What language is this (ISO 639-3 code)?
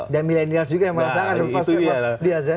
ind